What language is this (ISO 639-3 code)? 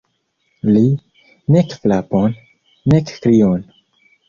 epo